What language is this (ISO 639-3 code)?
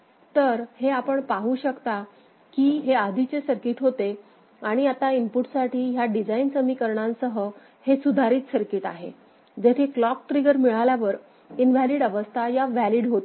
mar